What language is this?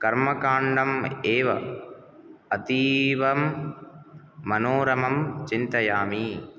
Sanskrit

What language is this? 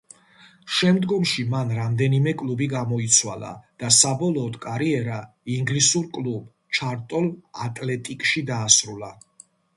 Georgian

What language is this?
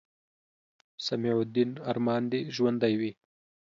Pashto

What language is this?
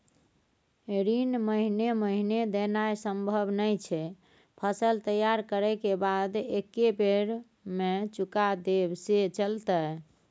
Maithili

